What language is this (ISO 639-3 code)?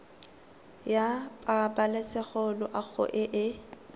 tsn